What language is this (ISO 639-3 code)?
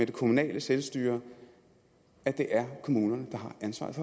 dan